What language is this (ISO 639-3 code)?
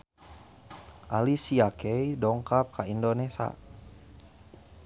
sun